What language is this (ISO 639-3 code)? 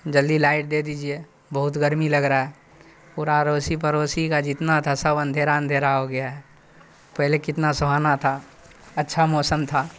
urd